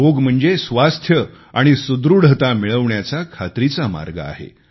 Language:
Marathi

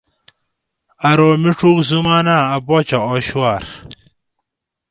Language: Gawri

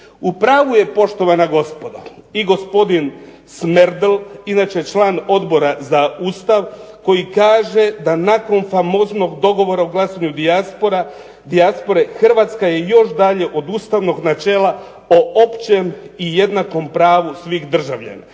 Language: Croatian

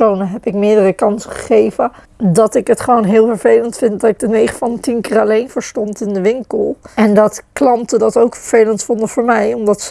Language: Dutch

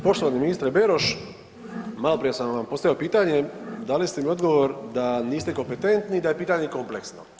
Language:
Croatian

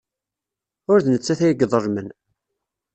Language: Kabyle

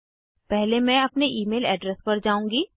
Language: Hindi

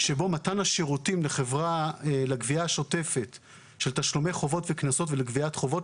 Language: Hebrew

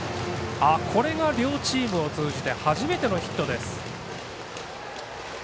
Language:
Japanese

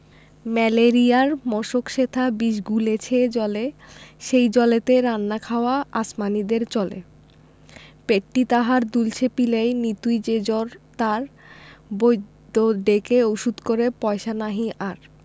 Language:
Bangla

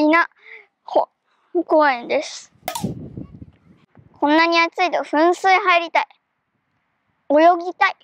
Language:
Japanese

